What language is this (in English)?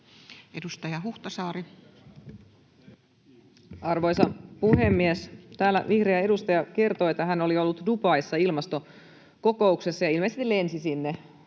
Finnish